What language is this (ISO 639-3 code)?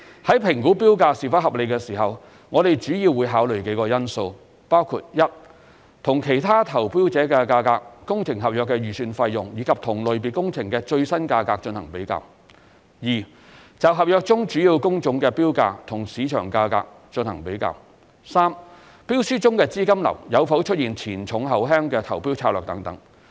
yue